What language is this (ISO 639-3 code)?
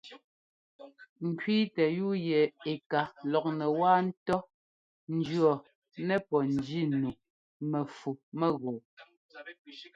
jgo